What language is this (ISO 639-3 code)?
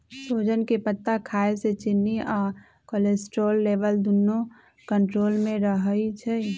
mag